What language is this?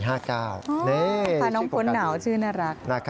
Thai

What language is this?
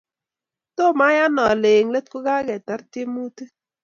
Kalenjin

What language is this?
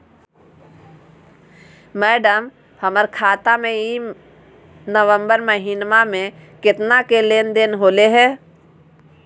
Magahi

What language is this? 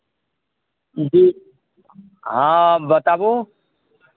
Maithili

